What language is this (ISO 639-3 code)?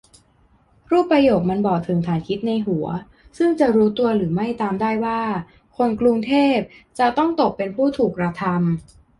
tha